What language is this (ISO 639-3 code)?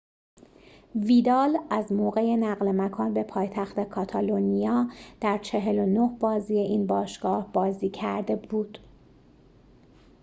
fas